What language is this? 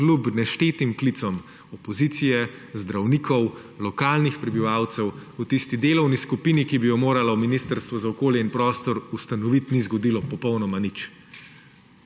Slovenian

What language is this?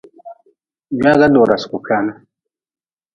Nawdm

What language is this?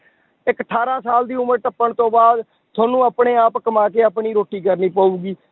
Punjabi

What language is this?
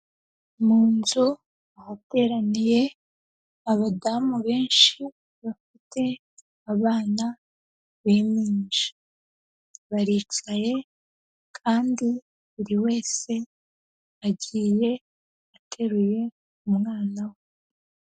Kinyarwanda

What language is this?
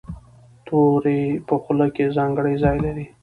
Pashto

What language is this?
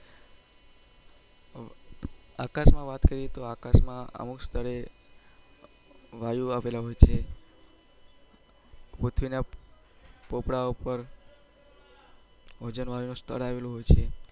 Gujarati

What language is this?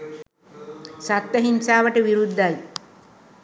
Sinhala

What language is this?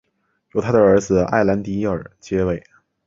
Chinese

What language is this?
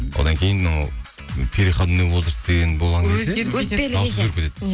Kazakh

